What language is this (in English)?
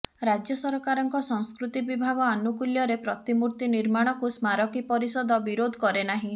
Odia